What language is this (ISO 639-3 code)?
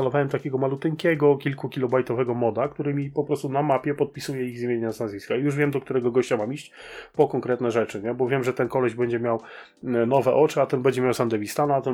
pol